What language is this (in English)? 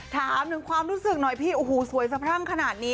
Thai